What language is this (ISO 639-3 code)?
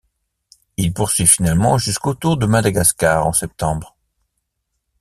fra